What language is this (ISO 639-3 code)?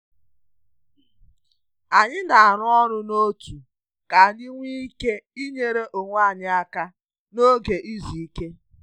ibo